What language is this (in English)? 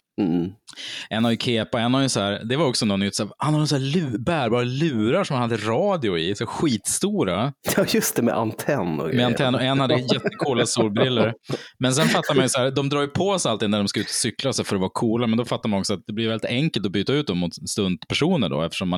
Swedish